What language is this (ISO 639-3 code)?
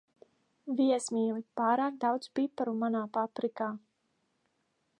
lav